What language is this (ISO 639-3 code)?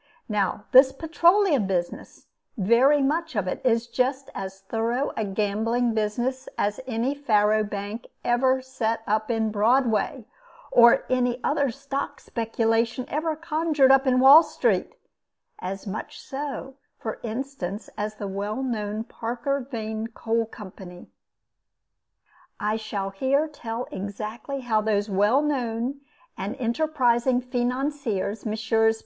eng